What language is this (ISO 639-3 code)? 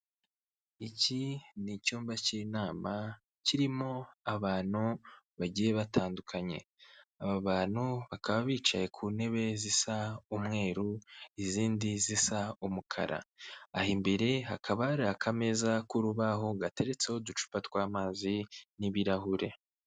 kin